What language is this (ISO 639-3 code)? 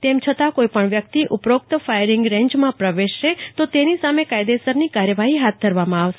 guj